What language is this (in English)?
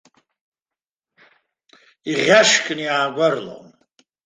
Abkhazian